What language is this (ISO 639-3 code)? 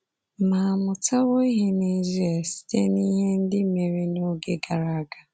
ibo